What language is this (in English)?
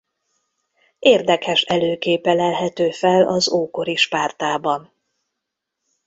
Hungarian